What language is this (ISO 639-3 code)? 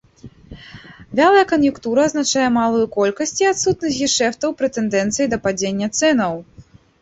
bel